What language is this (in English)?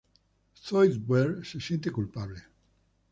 Spanish